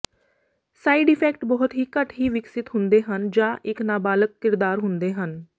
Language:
Punjabi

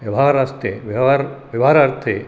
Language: Sanskrit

